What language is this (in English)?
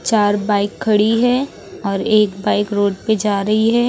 Hindi